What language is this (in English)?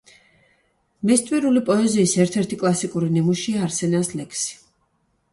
Georgian